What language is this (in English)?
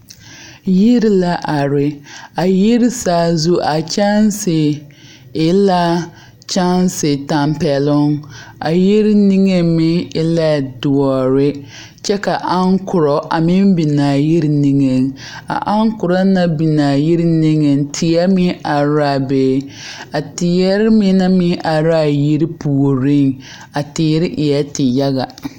Southern Dagaare